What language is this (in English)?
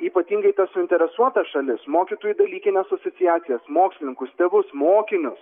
Lithuanian